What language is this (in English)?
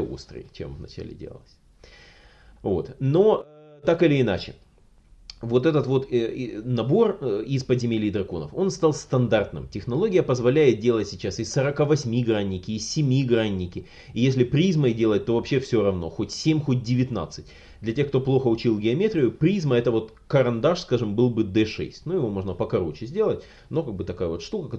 Russian